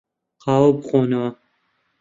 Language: Central Kurdish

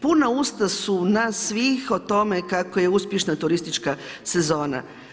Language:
Croatian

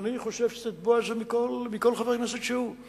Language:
Hebrew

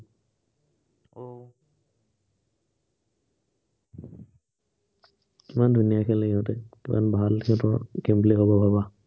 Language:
Assamese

